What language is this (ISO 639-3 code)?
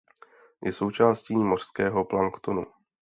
ces